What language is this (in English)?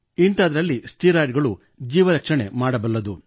Kannada